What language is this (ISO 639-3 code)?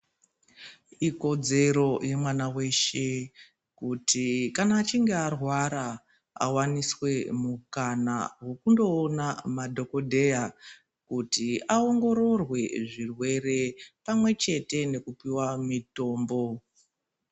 ndc